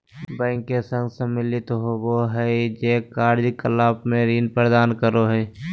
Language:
Magahi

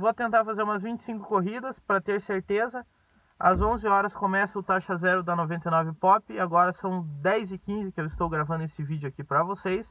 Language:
Portuguese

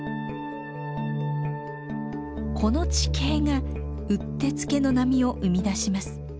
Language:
Japanese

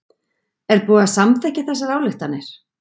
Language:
Icelandic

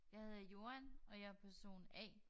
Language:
Danish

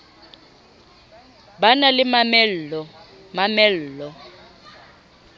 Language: Southern Sotho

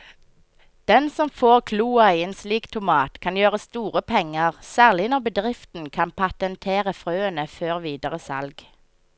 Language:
Norwegian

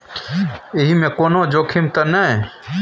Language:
Maithili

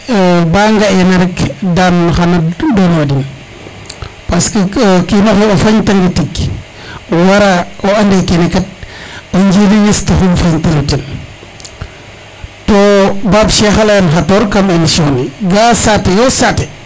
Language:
Serer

